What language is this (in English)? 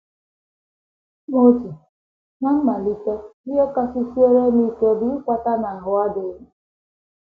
Igbo